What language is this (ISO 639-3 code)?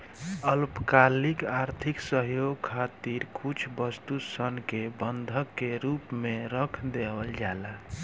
bho